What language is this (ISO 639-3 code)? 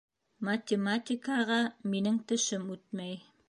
bak